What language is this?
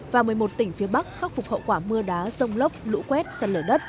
Vietnamese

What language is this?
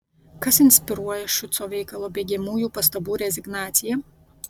Lithuanian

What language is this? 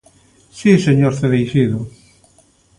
Galician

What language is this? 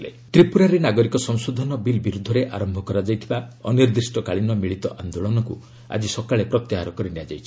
Odia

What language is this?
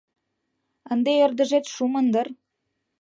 Mari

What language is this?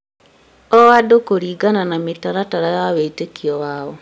Kikuyu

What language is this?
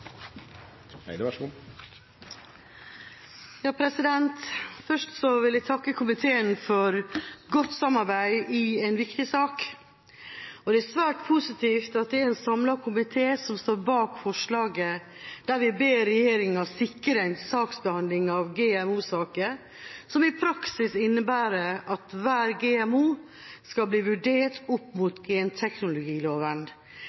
Norwegian Bokmål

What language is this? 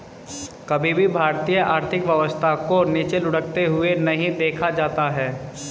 Hindi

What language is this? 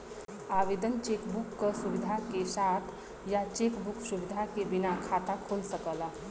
Bhojpuri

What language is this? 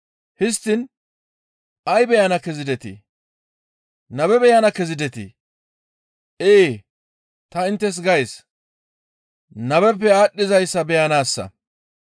Gamo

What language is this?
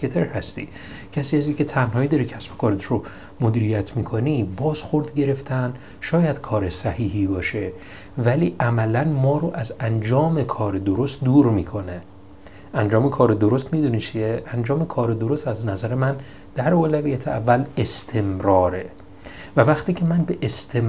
Persian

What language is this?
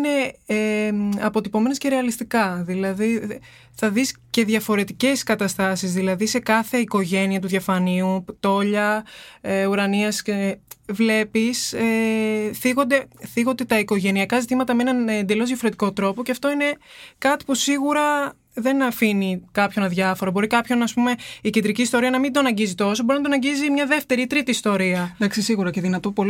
Greek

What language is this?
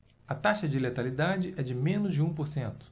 Portuguese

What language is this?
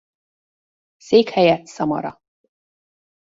Hungarian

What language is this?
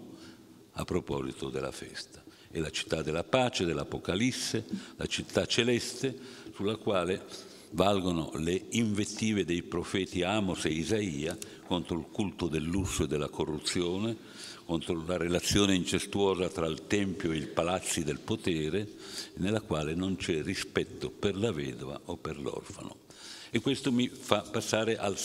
Italian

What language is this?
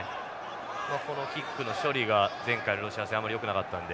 Japanese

